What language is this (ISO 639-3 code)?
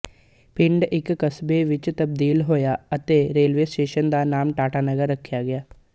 pan